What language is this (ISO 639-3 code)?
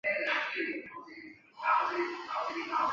zho